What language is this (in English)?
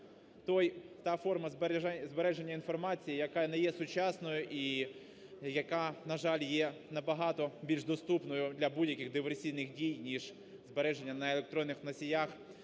Ukrainian